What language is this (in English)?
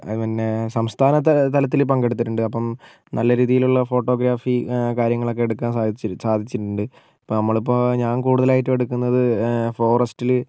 Malayalam